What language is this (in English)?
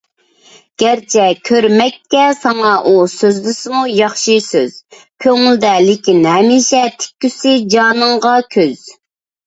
Uyghur